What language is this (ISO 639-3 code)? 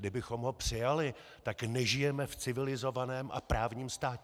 ces